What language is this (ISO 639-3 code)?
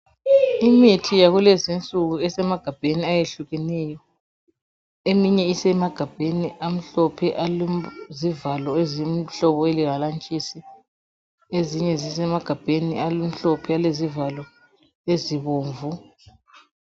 nde